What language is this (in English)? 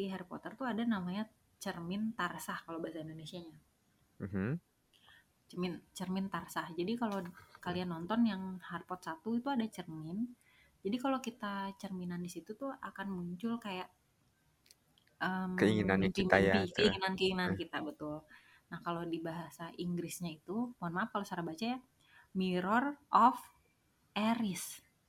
Indonesian